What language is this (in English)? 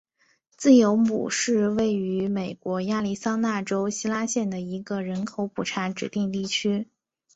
Chinese